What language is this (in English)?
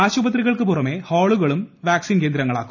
Malayalam